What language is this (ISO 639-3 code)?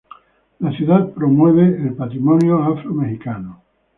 spa